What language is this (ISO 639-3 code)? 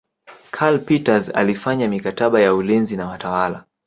swa